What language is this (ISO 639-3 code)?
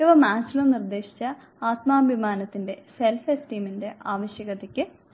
mal